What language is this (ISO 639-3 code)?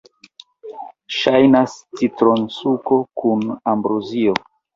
epo